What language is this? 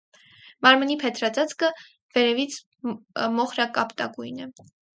Armenian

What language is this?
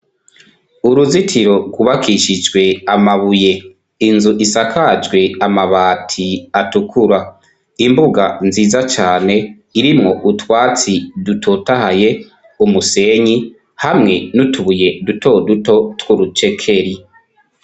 Rundi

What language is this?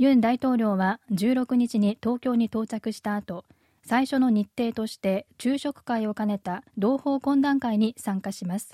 Japanese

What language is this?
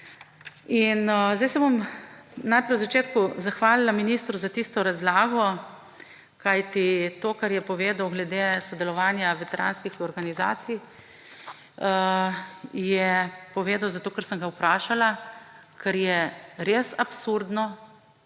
Slovenian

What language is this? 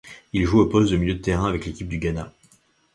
French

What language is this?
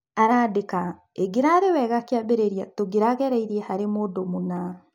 Kikuyu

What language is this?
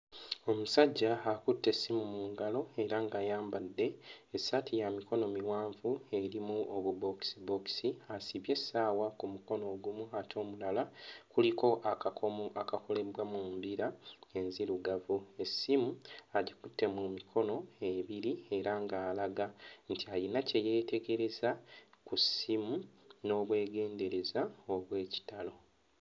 Ganda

